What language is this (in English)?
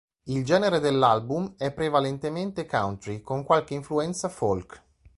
Italian